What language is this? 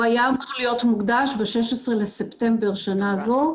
Hebrew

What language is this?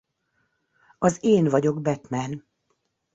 Hungarian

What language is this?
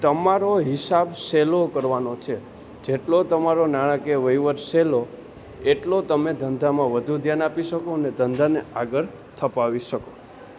Gujarati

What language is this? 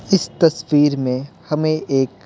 Hindi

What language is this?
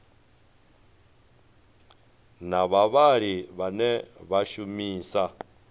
Venda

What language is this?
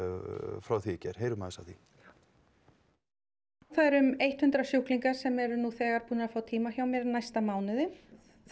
Icelandic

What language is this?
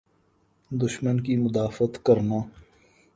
Urdu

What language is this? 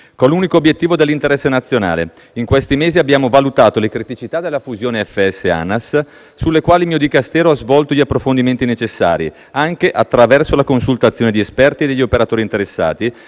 Italian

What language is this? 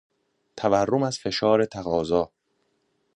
Persian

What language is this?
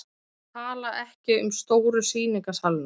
Icelandic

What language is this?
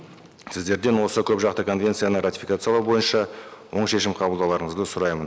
Kazakh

